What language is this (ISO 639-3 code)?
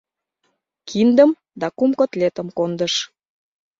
chm